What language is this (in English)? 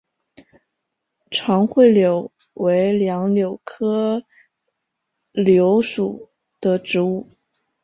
Chinese